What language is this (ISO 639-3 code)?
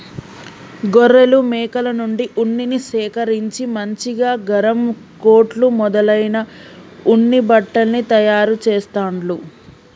tel